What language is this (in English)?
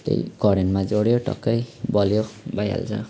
Nepali